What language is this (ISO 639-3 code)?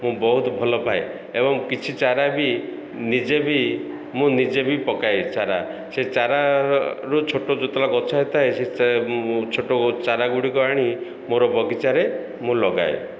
ori